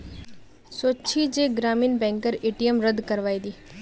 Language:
Magahi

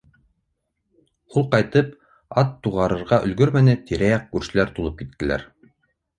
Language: Bashkir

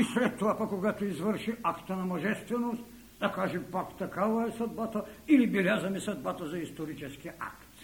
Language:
Bulgarian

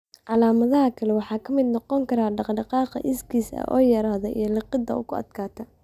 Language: Somali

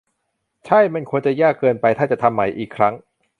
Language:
Thai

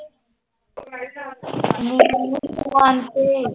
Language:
Punjabi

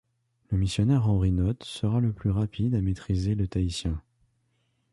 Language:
French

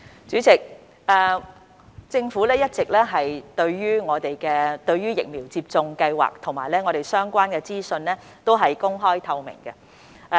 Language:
Cantonese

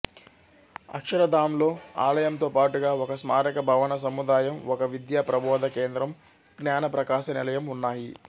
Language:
Telugu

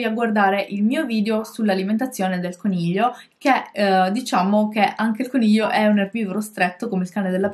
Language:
Italian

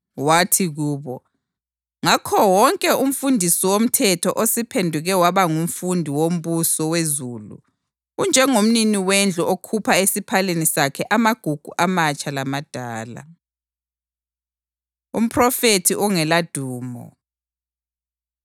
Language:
North Ndebele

